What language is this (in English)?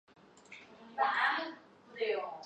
Chinese